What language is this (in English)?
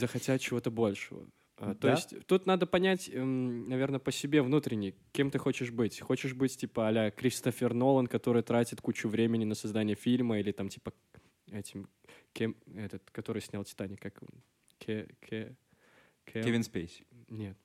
Russian